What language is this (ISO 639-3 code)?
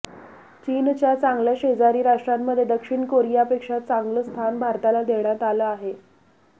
mar